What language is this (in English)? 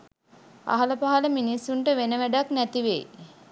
Sinhala